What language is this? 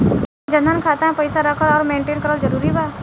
Bhojpuri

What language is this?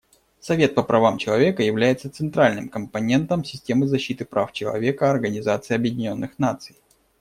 Russian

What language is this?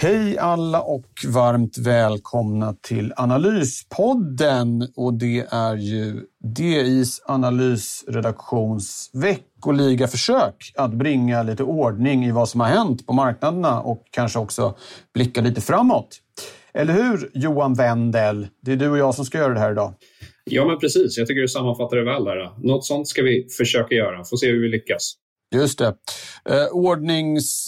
Swedish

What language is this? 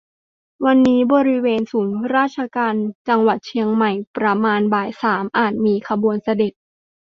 Thai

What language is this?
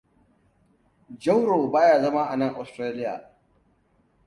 Hausa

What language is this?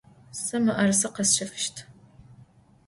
Adyghe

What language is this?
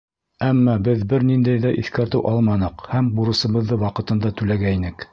Bashkir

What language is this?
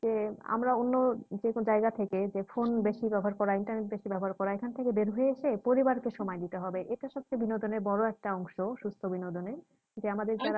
Bangla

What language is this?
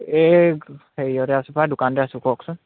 Assamese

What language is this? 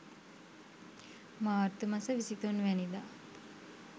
Sinhala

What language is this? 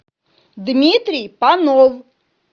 Russian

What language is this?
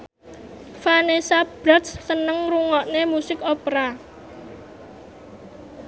Javanese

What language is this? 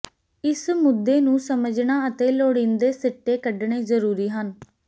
Punjabi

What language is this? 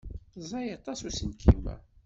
Kabyle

